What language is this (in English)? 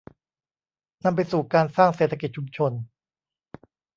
Thai